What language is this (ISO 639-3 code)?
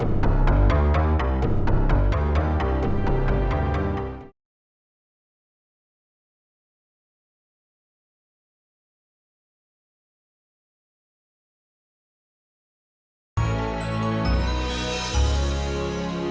ind